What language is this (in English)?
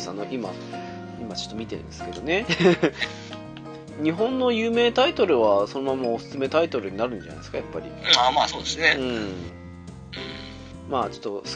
Japanese